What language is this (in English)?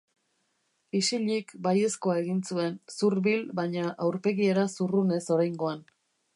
Basque